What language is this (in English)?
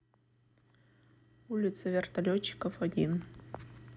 Russian